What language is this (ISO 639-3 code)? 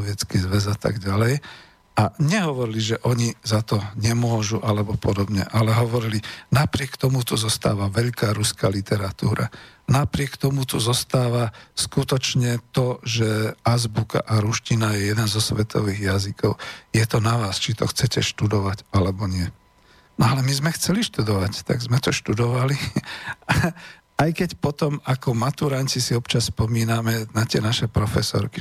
slk